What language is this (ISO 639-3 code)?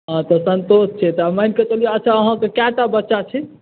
mai